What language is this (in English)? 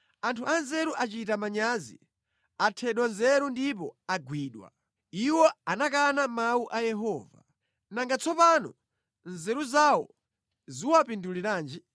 Nyanja